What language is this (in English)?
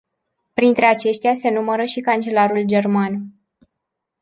Romanian